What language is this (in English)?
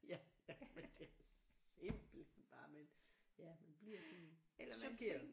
Danish